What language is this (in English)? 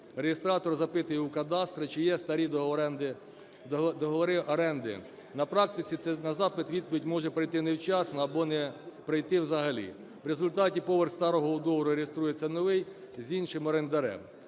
Ukrainian